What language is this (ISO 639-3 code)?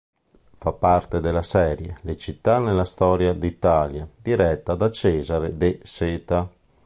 ita